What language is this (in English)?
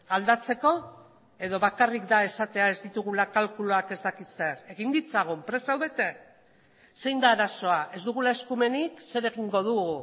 Basque